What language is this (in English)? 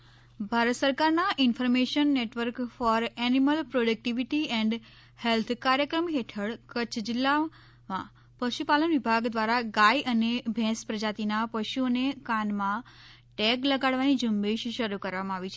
Gujarati